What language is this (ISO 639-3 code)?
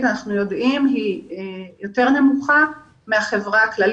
heb